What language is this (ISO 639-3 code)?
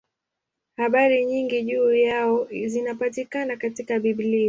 swa